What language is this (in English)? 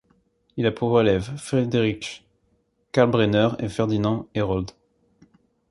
French